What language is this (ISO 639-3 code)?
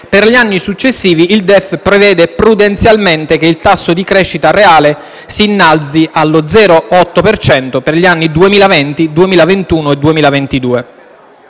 ita